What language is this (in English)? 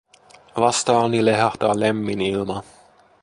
Finnish